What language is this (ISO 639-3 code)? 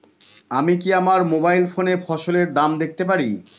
ben